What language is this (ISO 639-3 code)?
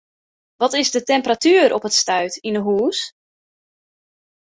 fry